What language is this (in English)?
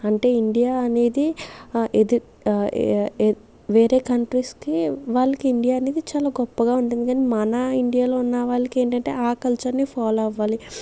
Telugu